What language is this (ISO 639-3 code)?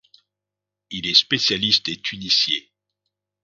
fra